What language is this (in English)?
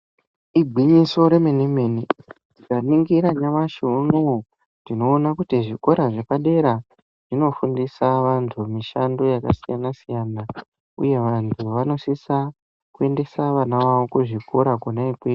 Ndau